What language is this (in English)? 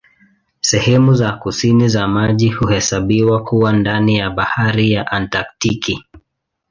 Swahili